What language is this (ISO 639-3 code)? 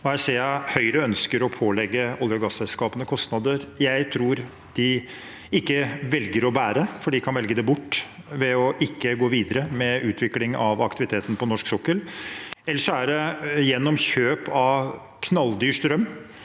nor